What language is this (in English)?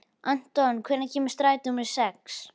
Icelandic